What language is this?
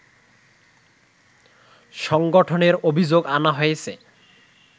Bangla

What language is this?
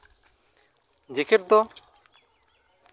Santali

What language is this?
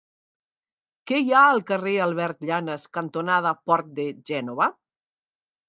Catalan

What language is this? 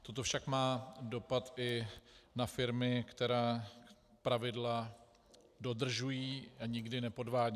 Czech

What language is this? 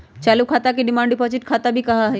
Magahi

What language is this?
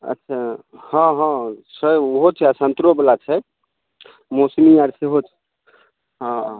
Maithili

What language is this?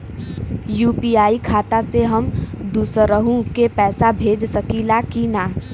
Bhojpuri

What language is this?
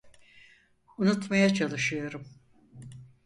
Turkish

